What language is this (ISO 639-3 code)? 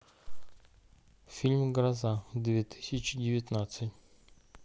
rus